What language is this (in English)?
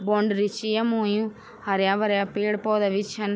Garhwali